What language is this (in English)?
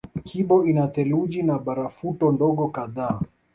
Swahili